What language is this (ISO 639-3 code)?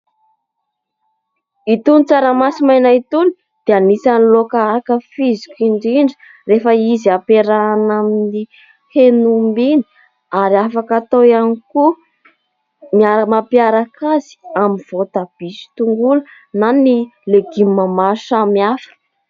mlg